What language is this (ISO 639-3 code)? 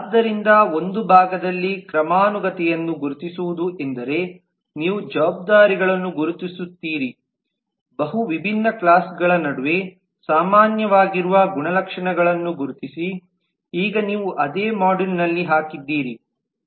kan